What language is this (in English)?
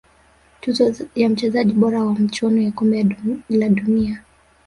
Swahili